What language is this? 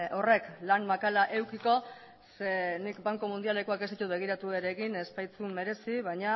Basque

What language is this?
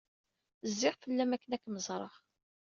Kabyle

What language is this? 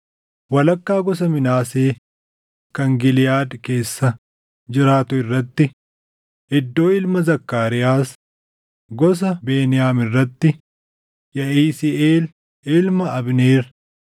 Oromo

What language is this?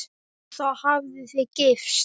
Icelandic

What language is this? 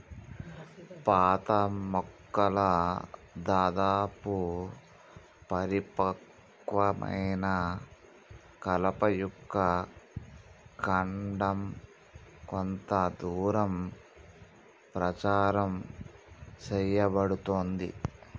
Telugu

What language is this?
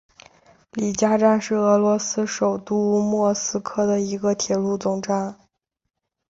Chinese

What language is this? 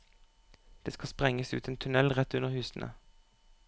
Norwegian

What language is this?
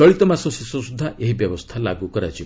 Odia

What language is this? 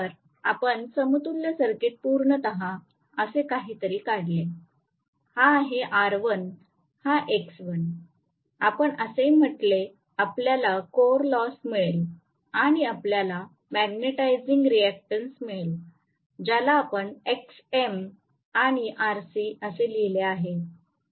Marathi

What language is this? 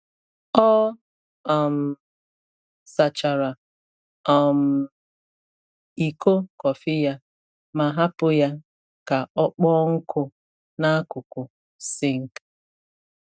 Igbo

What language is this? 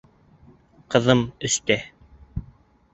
Bashkir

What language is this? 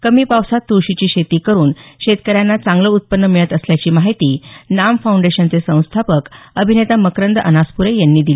Marathi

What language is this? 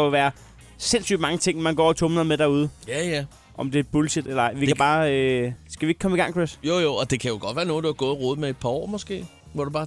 Danish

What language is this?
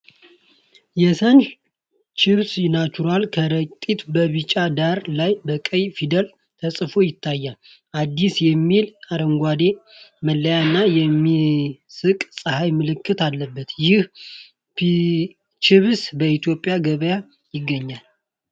Amharic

